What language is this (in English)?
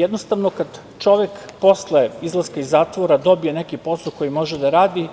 Serbian